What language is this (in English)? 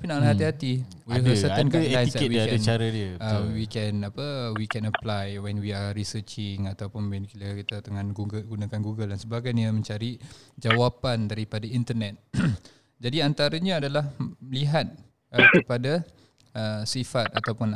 Malay